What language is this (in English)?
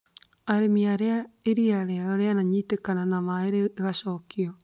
Kikuyu